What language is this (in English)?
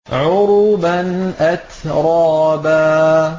Arabic